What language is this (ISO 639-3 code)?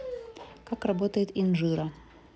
rus